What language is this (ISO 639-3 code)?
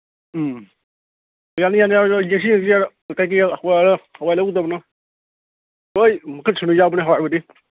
mni